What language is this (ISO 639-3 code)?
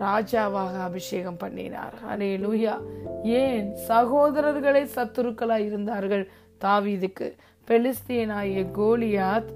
tam